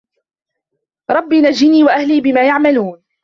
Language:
Arabic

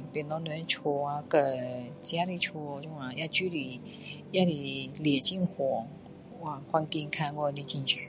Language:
Min Dong Chinese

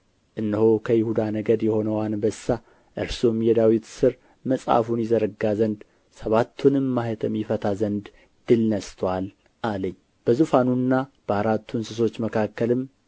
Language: Amharic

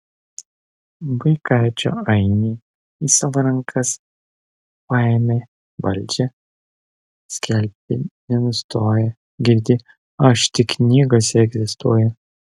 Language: Lithuanian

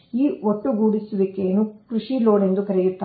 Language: Kannada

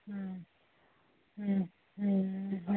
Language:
Odia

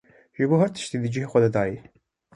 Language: Kurdish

